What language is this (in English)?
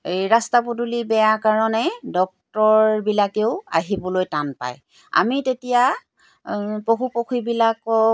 Assamese